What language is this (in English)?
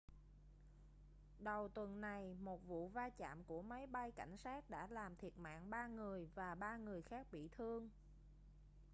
Vietnamese